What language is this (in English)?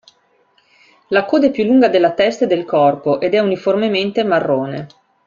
Italian